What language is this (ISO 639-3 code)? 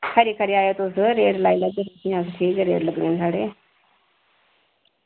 doi